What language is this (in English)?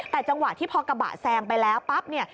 Thai